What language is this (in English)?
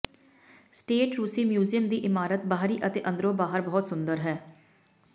Punjabi